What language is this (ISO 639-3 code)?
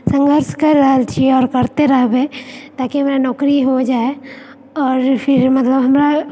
mai